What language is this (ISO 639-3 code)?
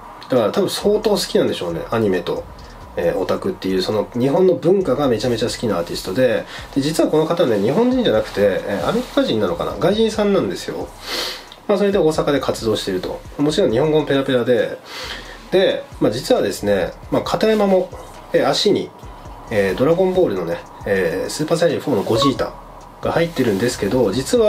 jpn